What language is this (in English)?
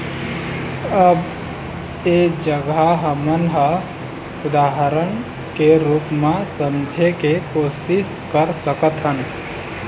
Chhattisgarhi